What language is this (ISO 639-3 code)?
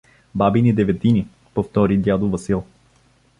bul